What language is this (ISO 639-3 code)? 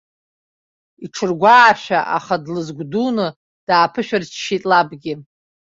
abk